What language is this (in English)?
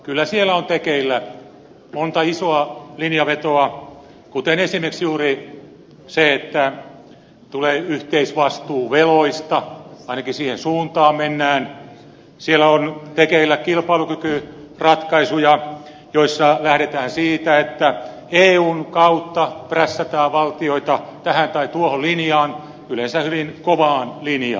Finnish